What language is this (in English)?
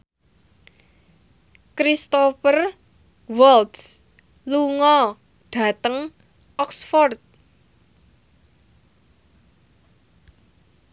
Javanese